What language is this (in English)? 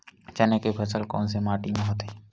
Chhattisgarhi